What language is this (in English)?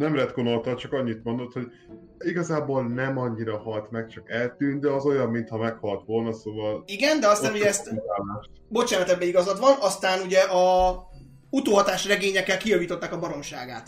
Hungarian